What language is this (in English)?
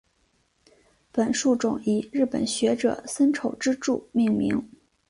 Chinese